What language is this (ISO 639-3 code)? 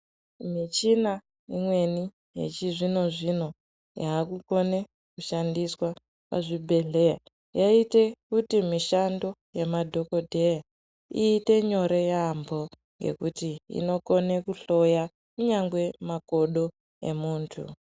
ndc